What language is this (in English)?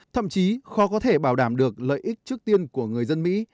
Vietnamese